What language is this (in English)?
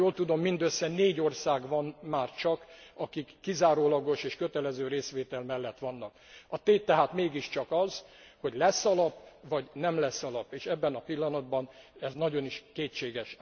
Hungarian